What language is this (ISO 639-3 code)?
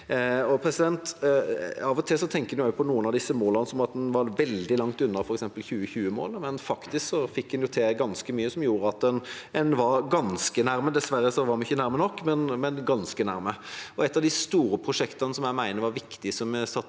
nor